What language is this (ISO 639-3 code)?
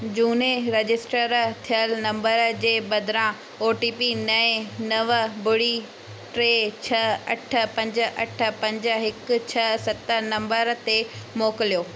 snd